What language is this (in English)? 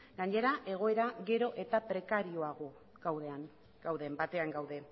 Basque